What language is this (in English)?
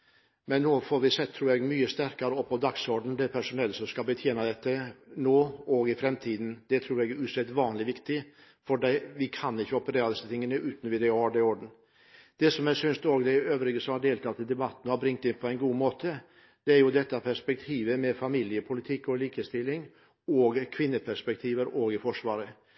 Norwegian Bokmål